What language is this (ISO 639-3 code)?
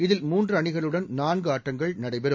tam